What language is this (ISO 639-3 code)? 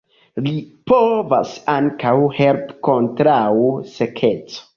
epo